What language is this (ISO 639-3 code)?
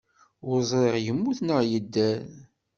kab